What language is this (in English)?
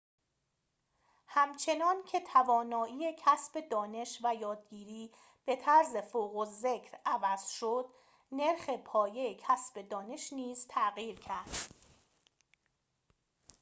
Persian